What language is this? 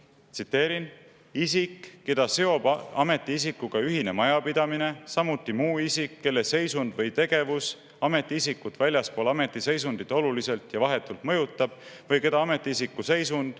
Estonian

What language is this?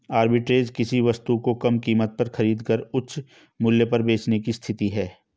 Hindi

